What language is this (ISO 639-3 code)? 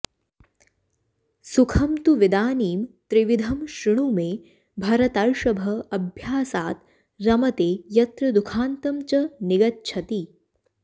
san